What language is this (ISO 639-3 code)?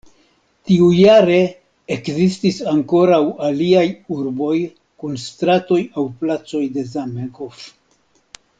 epo